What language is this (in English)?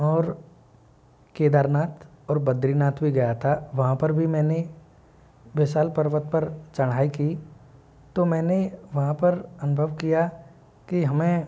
Hindi